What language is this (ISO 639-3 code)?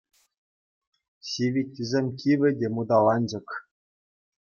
chv